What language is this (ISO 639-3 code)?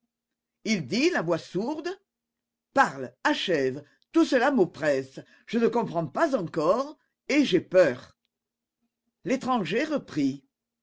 fra